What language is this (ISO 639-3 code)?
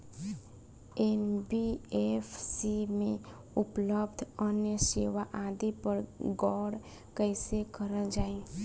bho